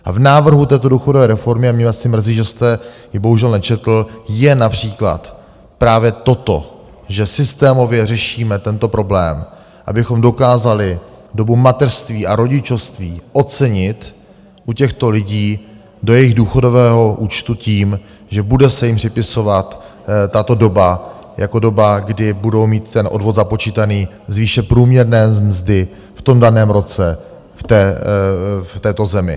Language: Czech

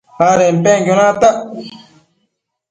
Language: Matsés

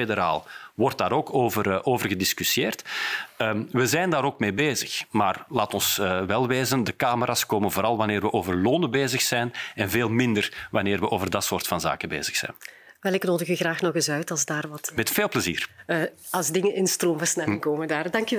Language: Dutch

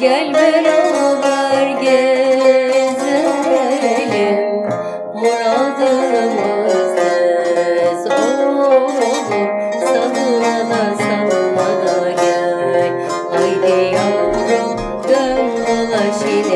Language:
Indonesian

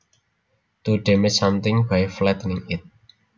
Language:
Javanese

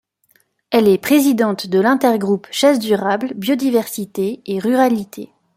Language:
French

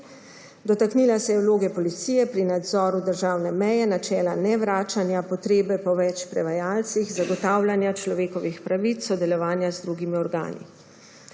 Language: Slovenian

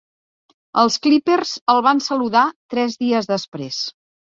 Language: Catalan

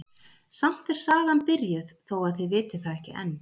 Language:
Icelandic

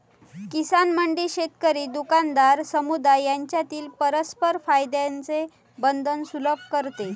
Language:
Marathi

